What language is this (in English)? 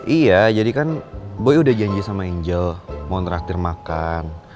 Indonesian